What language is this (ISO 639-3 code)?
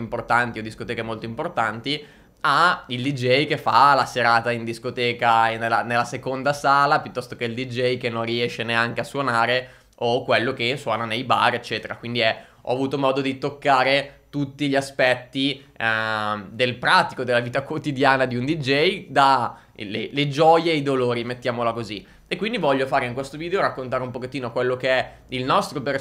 ita